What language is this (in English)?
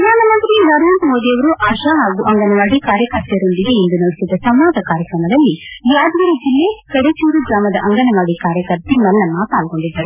Kannada